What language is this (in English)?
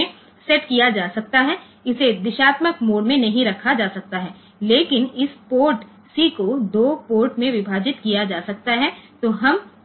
Gujarati